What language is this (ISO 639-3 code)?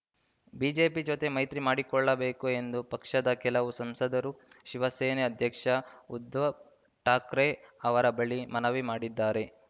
kan